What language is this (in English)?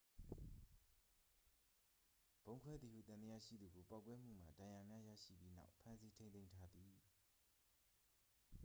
Burmese